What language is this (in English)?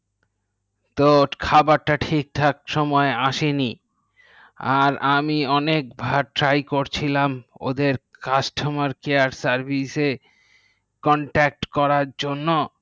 Bangla